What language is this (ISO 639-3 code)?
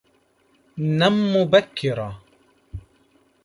ara